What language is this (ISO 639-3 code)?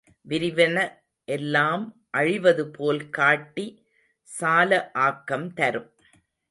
tam